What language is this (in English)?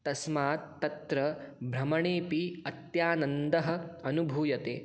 Sanskrit